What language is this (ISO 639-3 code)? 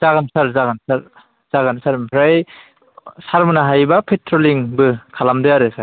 brx